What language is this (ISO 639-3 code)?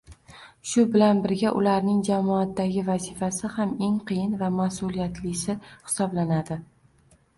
uzb